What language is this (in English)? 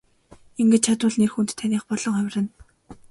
Mongolian